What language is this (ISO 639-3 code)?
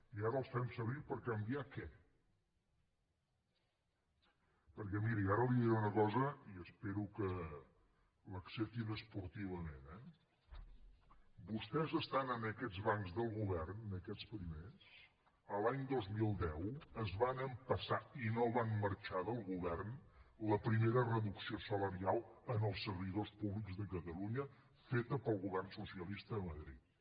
cat